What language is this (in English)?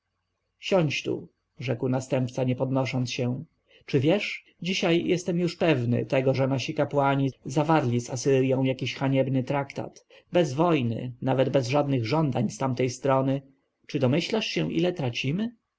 Polish